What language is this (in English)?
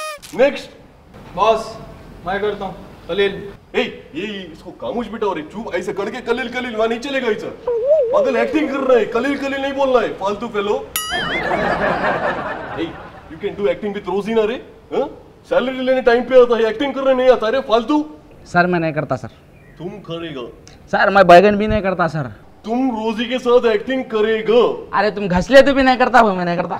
Hindi